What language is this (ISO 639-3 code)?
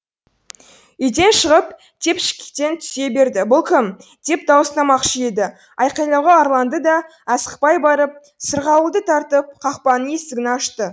kaz